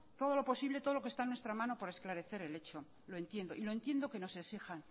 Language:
Spanish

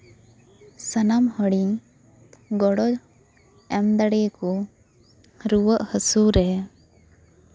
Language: Santali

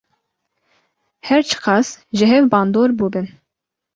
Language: Kurdish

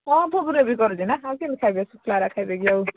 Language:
Odia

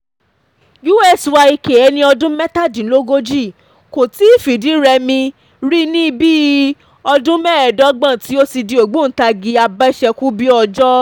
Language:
Yoruba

